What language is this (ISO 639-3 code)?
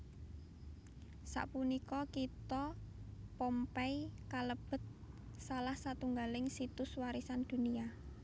jav